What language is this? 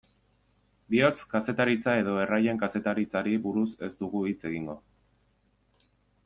Basque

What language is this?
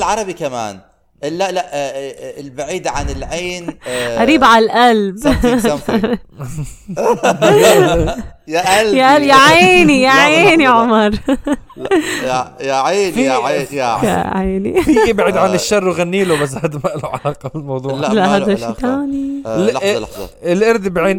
Arabic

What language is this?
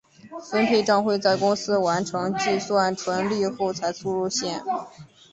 Chinese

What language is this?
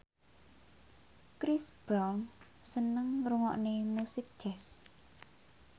Javanese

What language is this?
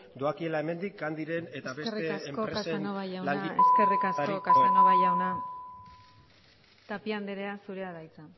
Basque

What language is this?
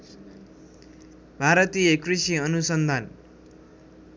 Nepali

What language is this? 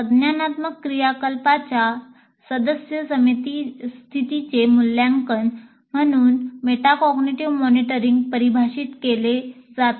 Marathi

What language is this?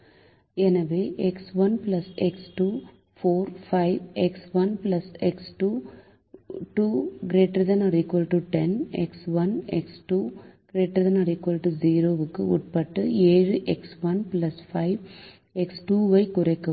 Tamil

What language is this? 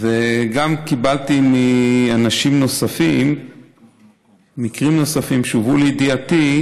Hebrew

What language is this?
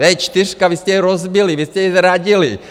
Czech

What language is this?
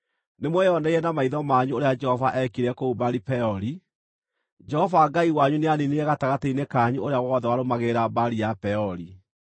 Kikuyu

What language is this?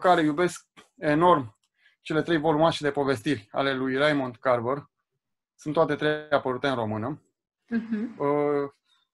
Romanian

